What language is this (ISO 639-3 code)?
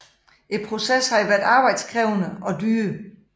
dan